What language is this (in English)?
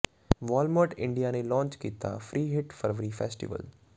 Punjabi